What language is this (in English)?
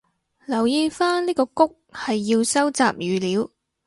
Cantonese